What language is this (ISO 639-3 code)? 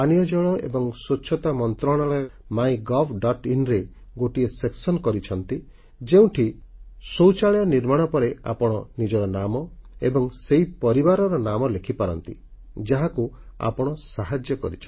ori